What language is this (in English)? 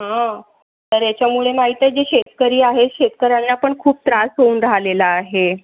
Marathi